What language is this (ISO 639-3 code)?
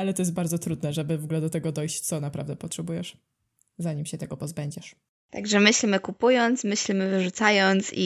pol